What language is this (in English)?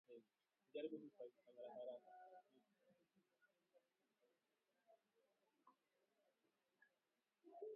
Swahili